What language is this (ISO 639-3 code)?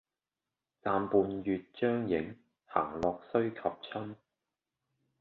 yue